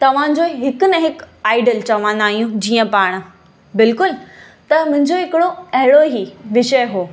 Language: Sindhi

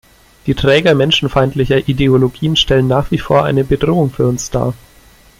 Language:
German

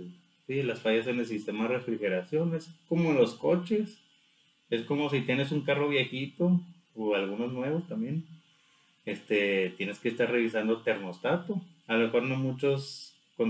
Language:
Spanish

